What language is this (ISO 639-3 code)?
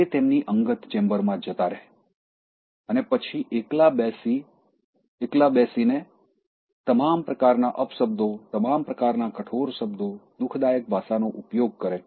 guj